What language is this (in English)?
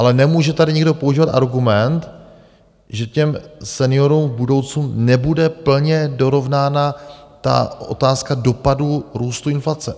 Czech